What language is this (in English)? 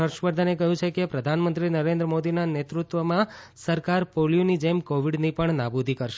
Gujarati